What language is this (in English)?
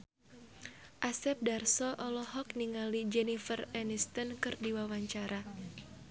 Sundanese